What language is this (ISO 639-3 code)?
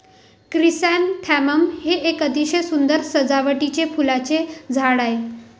mar